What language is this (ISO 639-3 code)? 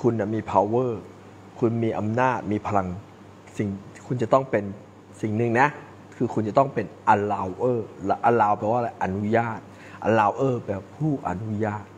tha